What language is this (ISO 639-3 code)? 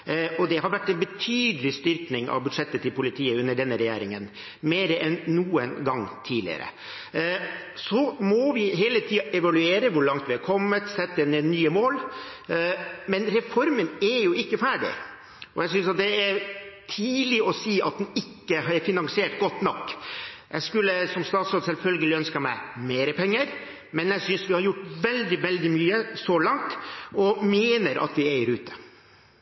nor